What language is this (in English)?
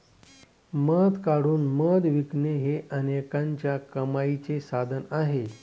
Marathi